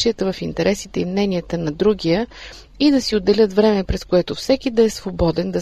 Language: Bulgarian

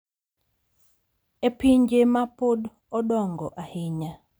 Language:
Luo (Kenya and Tanzania)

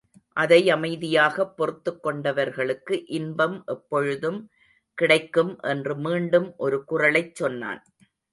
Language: Tamil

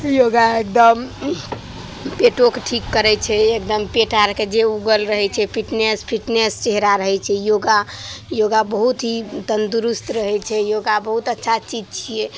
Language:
Maithili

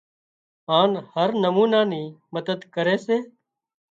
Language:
Wadiyara Koli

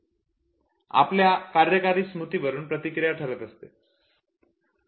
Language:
Marathi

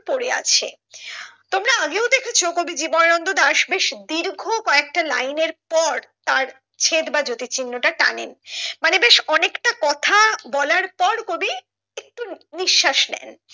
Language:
Bangla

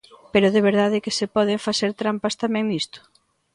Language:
Galician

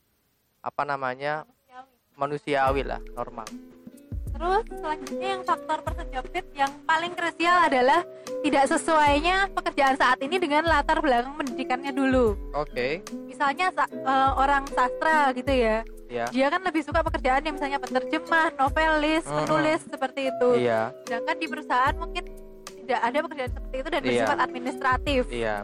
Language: Indonesian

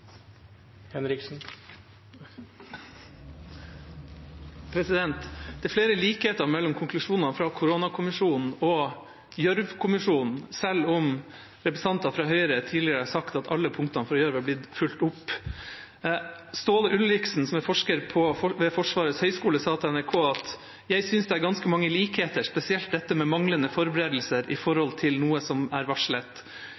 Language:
Norwegian Bokmål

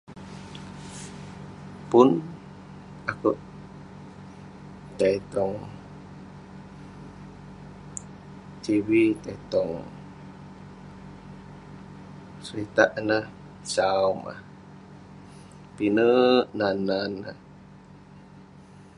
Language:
Western Penan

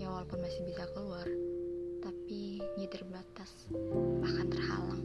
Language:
Indonesian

